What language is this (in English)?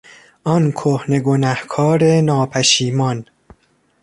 Persian